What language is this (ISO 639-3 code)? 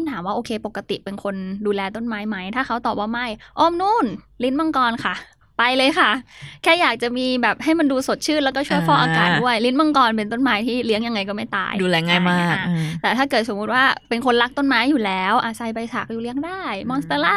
tha